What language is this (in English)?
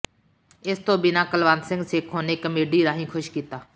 Punjabi